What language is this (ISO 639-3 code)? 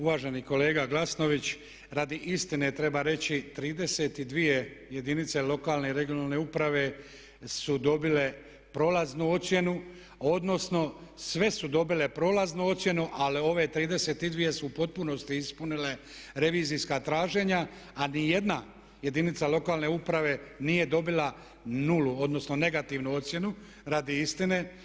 hrv